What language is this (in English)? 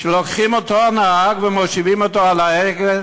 Hebrew